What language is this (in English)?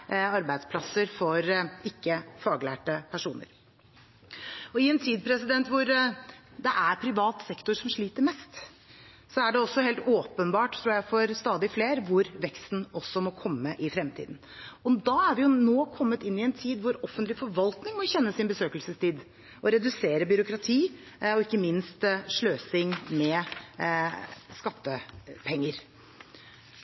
Norwegian Bokmål